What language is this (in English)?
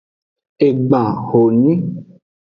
Aja (Benin)